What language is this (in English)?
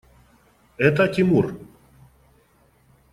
Russian